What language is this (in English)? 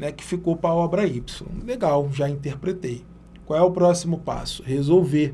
Portuguese